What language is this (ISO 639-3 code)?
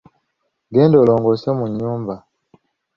lug